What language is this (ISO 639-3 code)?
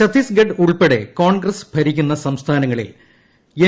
mal